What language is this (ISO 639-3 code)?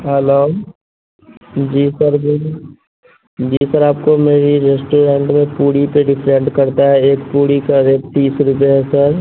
urd